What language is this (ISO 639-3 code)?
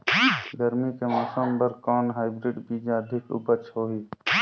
hne